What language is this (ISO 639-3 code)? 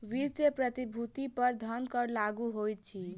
mai